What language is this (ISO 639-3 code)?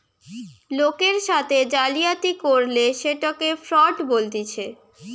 ben